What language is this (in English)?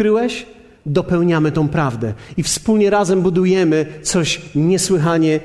Polish